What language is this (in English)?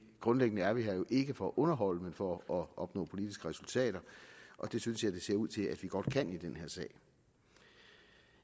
Danish